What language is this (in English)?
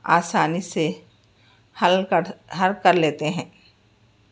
Urdu